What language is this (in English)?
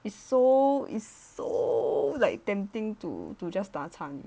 English